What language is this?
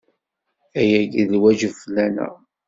Kabyle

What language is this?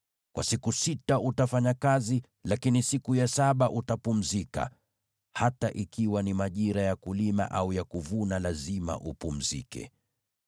Swahili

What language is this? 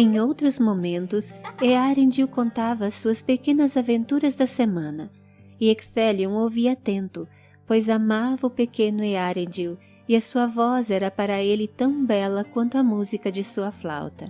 Portuguese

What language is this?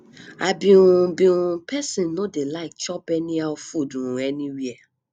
Nigerian Pidgin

